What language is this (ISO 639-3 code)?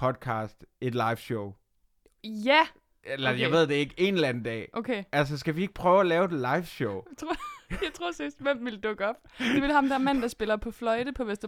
dan